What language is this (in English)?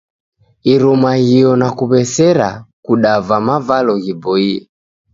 Taita